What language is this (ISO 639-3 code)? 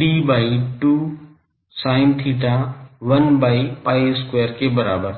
hin